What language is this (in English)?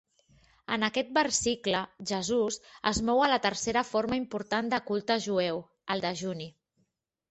Catalan